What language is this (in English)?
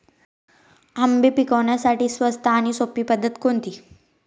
Marathi